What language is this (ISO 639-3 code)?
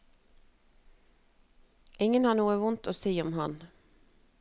nor